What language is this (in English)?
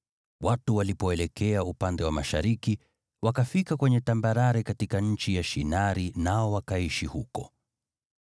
Swahili